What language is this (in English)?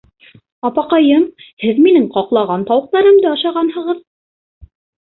Bashkir